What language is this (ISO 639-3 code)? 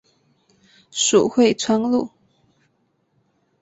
zho